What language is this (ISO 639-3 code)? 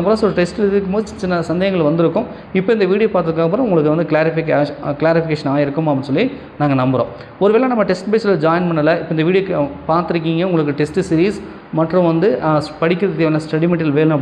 tam